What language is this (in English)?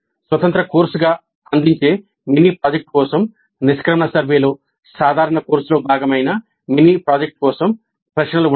Telugu